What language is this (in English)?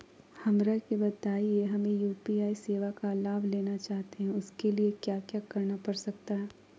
Magahi